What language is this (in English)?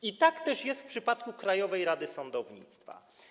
Polish